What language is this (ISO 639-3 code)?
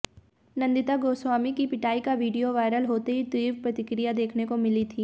hin